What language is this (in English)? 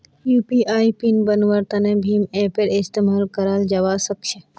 Magahi